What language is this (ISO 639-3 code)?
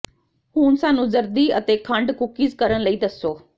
pan